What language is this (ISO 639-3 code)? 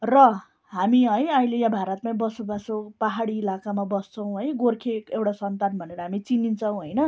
nep